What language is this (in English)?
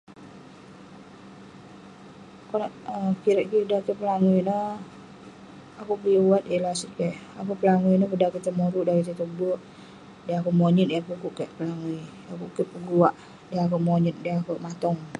Western Penan